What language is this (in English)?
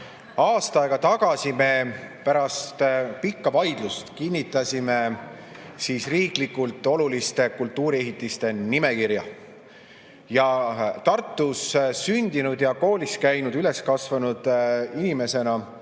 Estonian